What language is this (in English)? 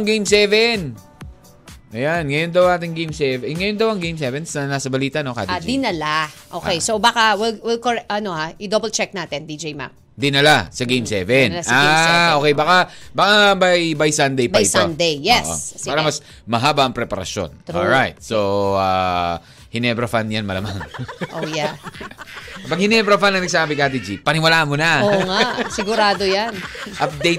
Filipino